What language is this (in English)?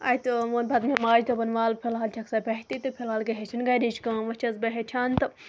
Kashmiri